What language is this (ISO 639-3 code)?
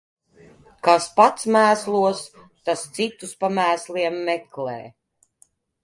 lav